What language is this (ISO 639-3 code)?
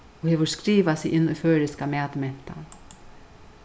fao